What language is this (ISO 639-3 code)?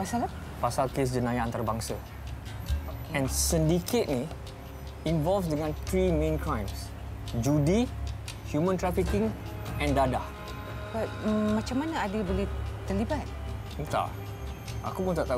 msa